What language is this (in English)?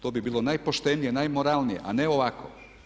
Croatian